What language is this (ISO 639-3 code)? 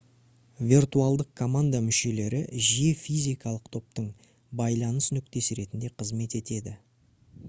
kaz